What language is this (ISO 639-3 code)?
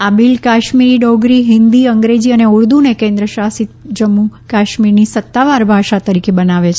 guj